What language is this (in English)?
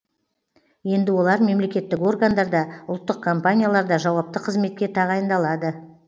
Kazakh